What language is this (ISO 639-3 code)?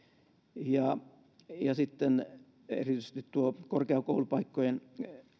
fin